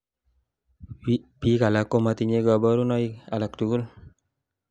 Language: Kalenjin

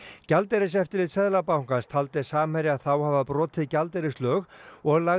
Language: Icelandic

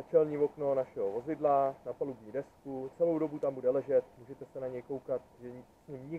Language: Czech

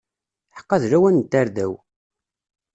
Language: Kabyle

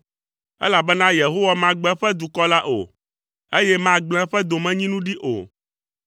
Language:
Ewe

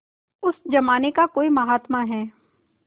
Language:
Hindi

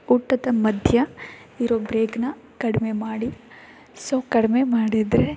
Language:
Kannada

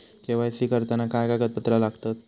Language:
Marathi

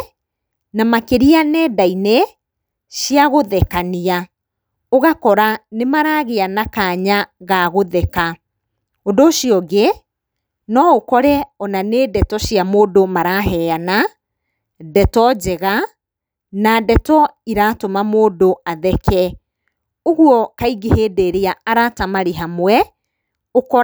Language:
Kikuyu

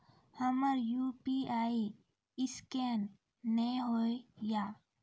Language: Maithili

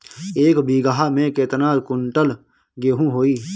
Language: Bhojpuri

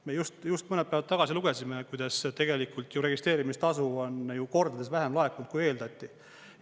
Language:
Estonian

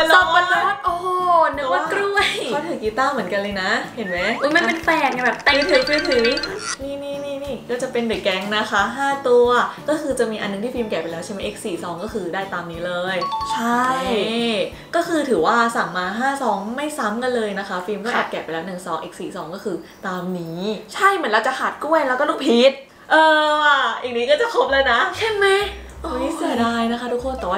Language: Thai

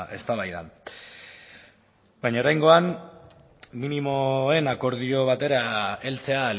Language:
Basque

